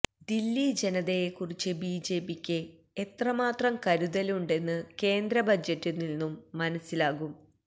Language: Malayalam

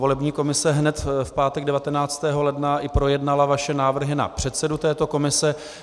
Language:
Czech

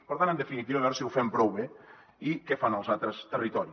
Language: Catalan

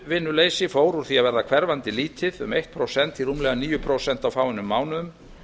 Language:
Icelandic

